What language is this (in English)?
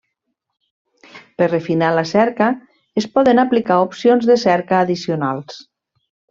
Catalan